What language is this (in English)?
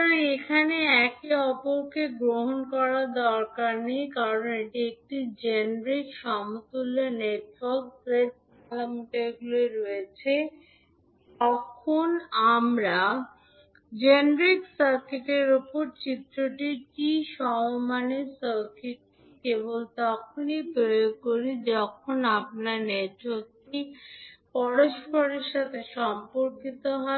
Bangla